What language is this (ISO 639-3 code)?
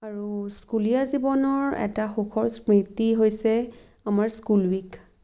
asm